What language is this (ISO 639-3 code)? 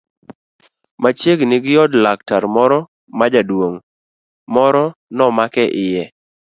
luo